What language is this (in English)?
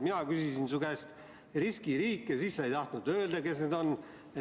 Estonian